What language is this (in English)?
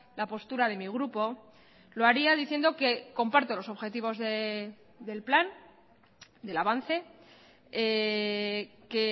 Spanish